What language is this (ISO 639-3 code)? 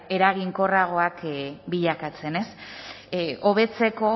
eus